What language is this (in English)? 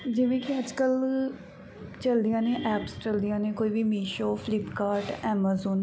Punjabi